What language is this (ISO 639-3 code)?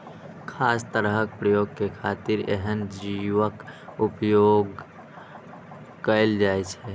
mai